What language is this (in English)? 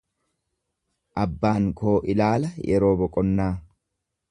Oromo